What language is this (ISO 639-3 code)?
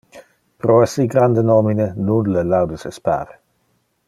ina